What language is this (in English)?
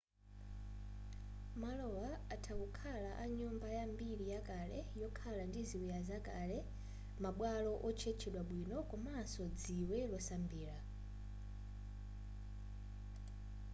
Nyanja